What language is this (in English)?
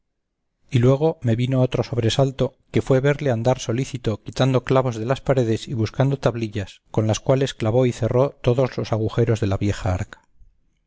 Spanish